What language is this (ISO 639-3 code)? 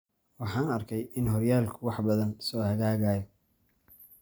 som